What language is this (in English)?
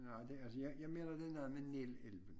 Danish